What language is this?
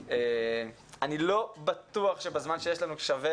Hebrew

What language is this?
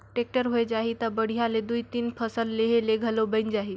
Chhattisgarhi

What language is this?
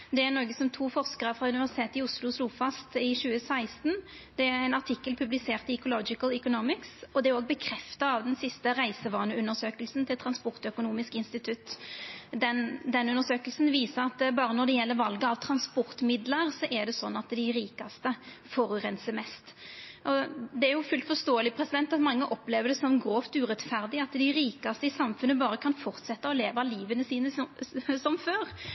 Norwegian Nynorsk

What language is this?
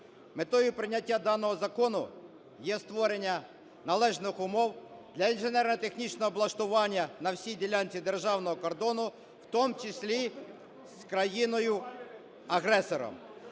Ukrainian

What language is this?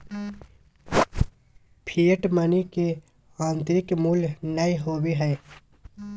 Magahi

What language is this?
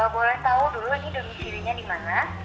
Indonesian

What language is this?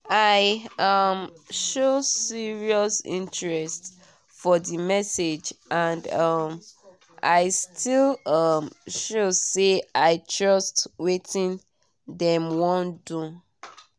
Nigerian Pidgin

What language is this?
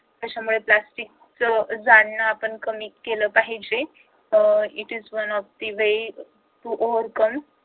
Marathi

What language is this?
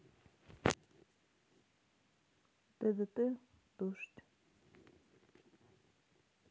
Russian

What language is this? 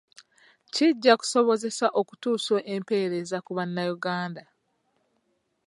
Ganda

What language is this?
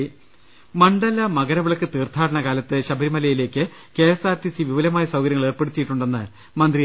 Malayalam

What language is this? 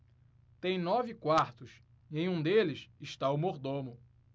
Portuguese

